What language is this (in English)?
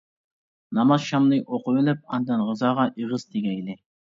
Uyghur